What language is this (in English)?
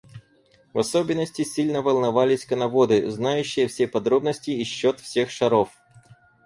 Russian